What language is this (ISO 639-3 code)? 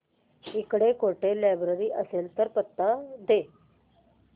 mar